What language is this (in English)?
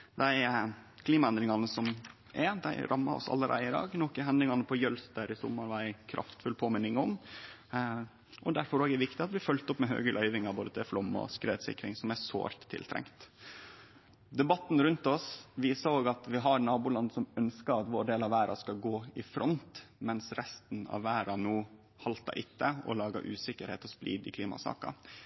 Norwegian Nynorsk